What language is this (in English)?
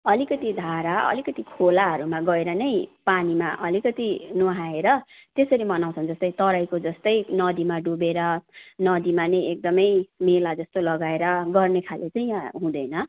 Nepali